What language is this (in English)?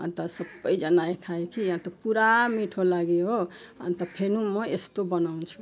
Nepali